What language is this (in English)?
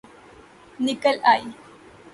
Urdu